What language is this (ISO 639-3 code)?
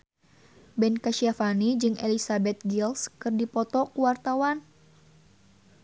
sun